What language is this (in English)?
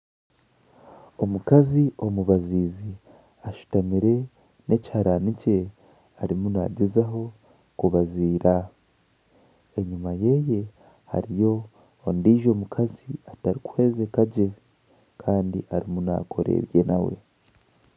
Nyankole